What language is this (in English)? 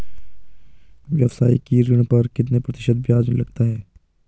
Hindi